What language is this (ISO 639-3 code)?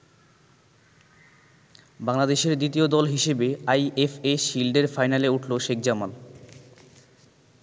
ben